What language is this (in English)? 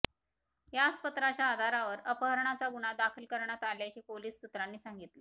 Marathi